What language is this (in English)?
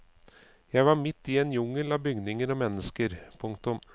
Norwegian